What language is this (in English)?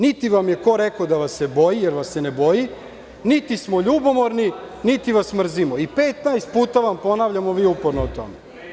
Serbian